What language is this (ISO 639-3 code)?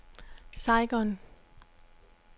dan